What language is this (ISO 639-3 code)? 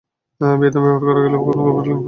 ben